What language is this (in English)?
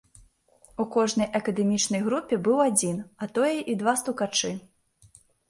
Belarusian